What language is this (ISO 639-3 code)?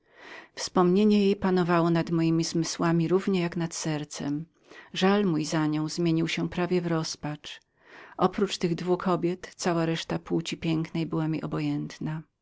pol